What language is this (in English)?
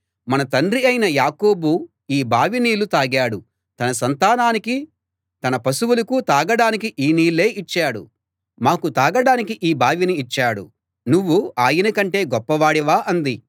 Telugu